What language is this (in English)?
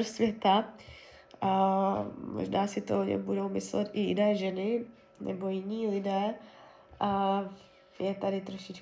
Czech